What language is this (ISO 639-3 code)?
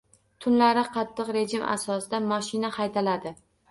uzb